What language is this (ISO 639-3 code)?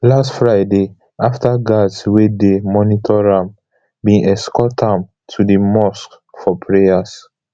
pcm